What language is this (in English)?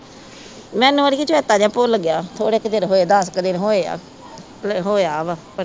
Punjabi